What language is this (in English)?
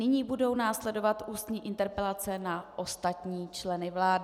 Czech